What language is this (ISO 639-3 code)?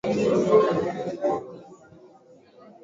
swa